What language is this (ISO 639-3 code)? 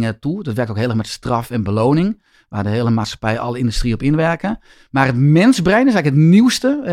nld